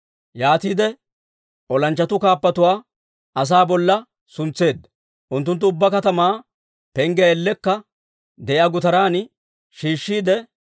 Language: Dawro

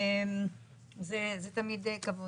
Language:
Hebrew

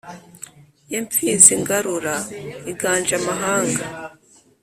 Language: Kinyarwanda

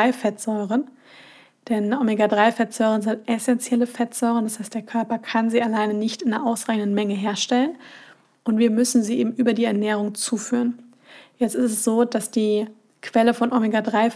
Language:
German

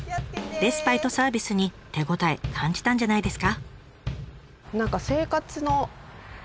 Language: Japanese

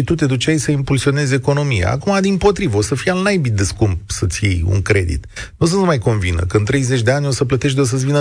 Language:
Romanian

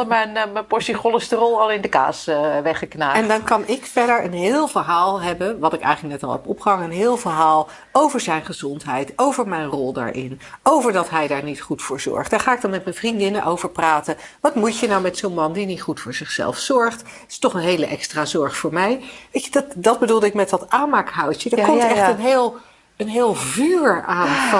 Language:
Dutch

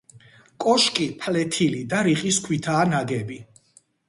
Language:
Georgian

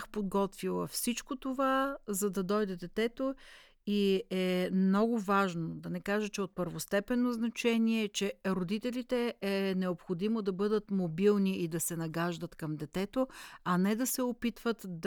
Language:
Bulgarian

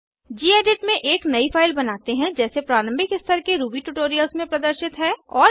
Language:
Hindi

